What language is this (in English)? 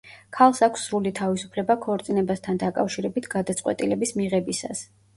Georgian